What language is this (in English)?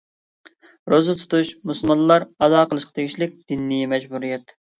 Uyghur